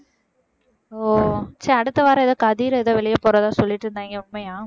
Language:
Tamil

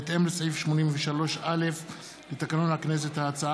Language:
Hebrew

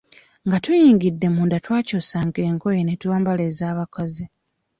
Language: Ganda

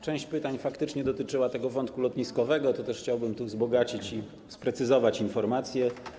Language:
Polish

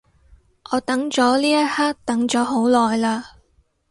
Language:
Cantonese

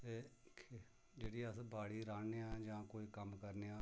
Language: Dogri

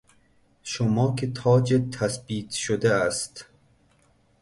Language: Persian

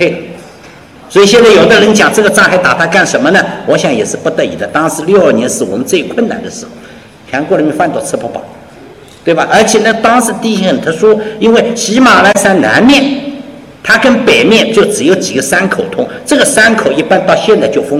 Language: Chinese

